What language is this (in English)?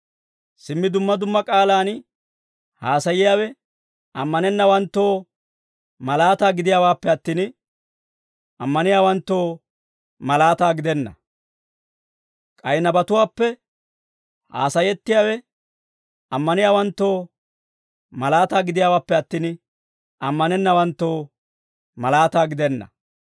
Dawro